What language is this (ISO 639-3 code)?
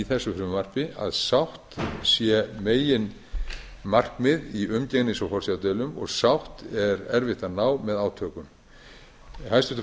isl